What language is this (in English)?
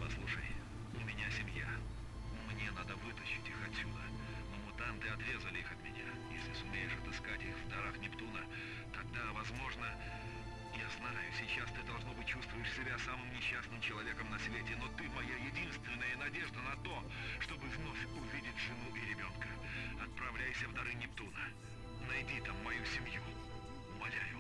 Russian